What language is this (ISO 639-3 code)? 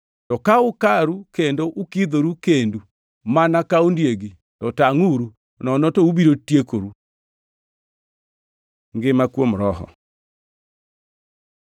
luo